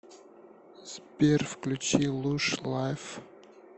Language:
Russian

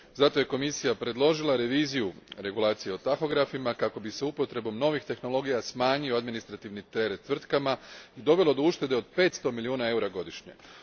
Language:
Croatian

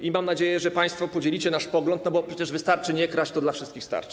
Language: Polish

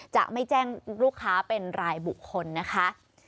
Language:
Thai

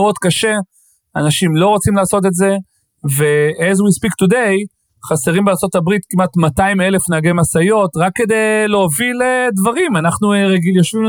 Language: Hebrew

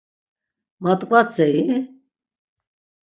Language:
Laz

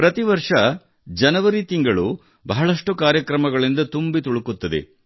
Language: Kannada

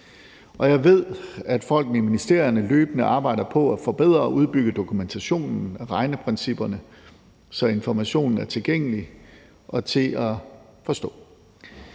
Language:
Danish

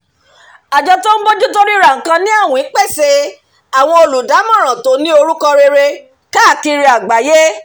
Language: Yoruba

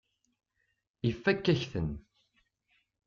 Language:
Kabyle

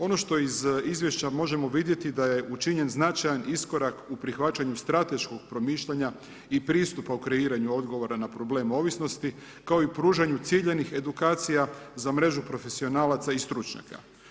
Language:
Croatian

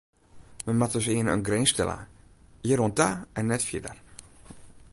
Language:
Western Frisian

